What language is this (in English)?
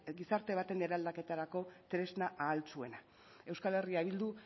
Basque